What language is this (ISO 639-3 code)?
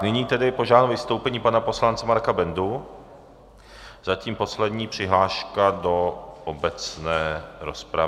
ces